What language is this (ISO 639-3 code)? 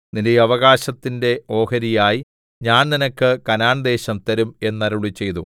mal